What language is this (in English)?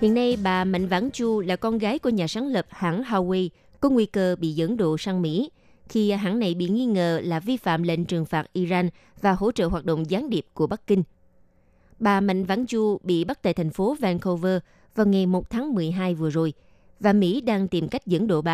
Vietnamese